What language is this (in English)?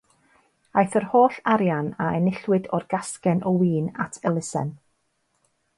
Welsh